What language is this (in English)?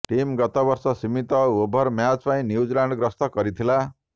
Odia